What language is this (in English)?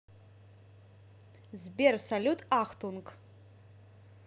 Russian